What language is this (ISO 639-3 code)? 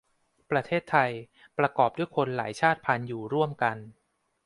tha